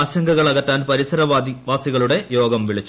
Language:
Malayalam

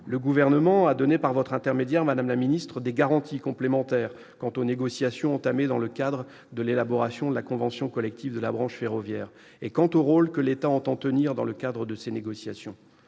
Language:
French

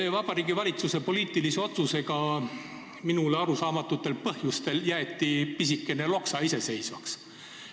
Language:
Estonian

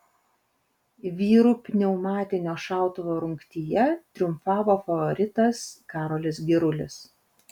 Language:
Lithuanian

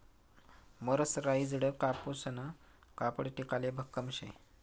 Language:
Marathi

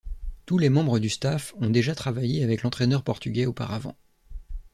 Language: French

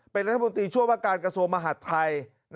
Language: Thai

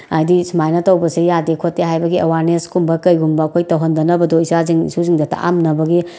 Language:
Manipuri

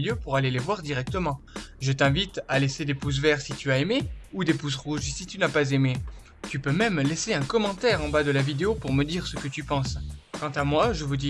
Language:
French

